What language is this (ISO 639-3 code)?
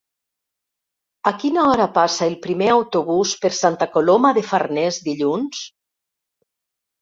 cat